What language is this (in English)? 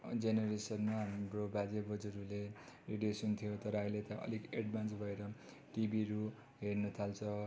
Nepali